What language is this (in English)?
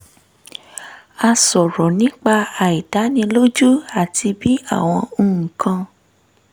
Yoruba